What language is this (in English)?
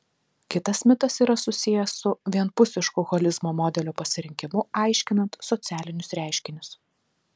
Lithuanian